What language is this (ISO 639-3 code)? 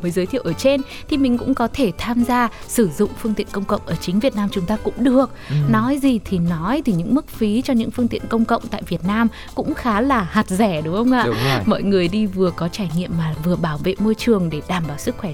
vie